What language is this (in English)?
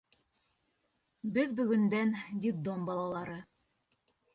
Bashkir